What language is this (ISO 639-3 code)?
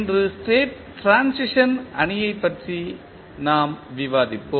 tam